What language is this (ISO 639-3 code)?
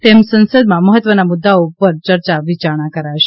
guj